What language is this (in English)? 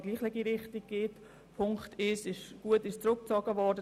Swiss German